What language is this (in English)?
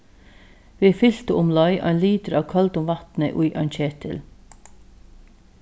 Faroese